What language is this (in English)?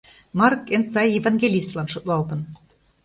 Mari